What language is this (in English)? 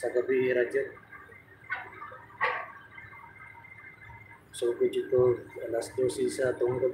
Filipino